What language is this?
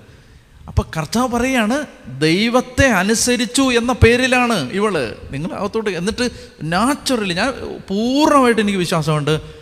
Malayalam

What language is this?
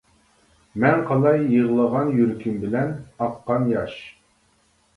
Uyghur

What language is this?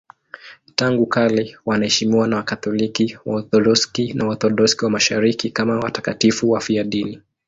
Swahili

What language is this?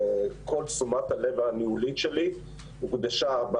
Hebrew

